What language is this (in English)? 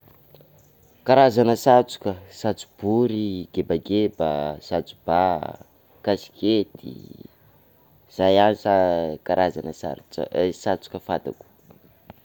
Sakalava Malagasy